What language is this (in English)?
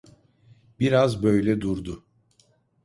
Turkish